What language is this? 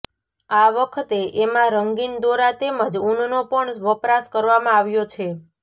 Gujarati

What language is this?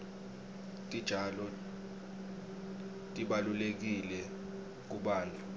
Swati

